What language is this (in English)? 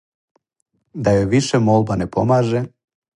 Serbian